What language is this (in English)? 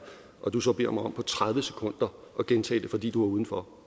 Danish